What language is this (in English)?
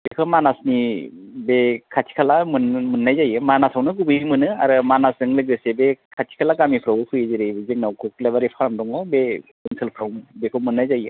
Bodo